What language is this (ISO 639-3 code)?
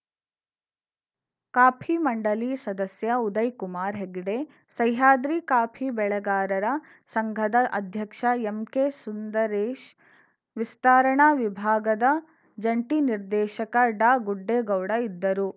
kan